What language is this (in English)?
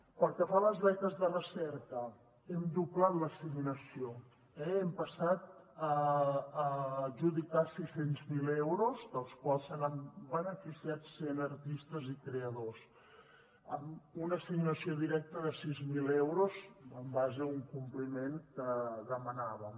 Catalan